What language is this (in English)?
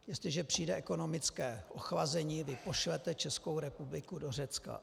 Czech